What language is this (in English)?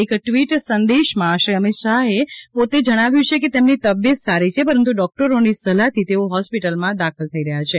Gujarati